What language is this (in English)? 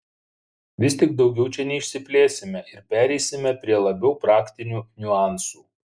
Lithuanian